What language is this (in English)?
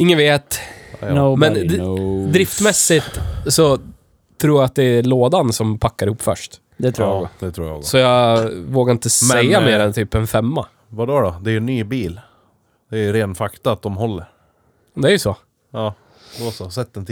Swedish